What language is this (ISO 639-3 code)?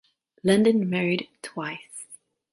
eng